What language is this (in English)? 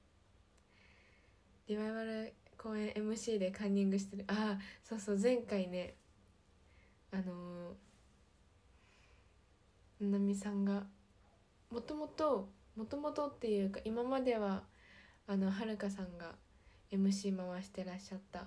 Japanese